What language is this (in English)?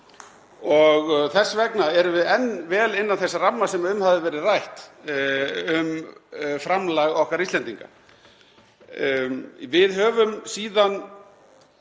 Icelandic